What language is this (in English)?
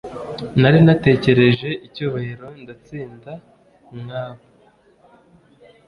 Kinyarwanda